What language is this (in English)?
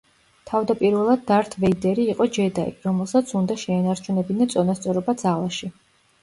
Georgian